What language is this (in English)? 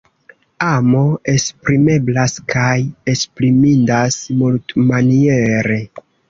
Esperanto